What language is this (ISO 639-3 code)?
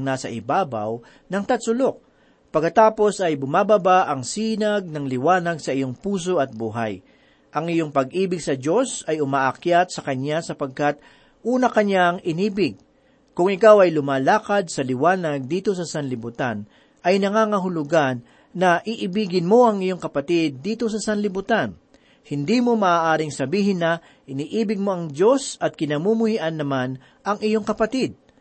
fil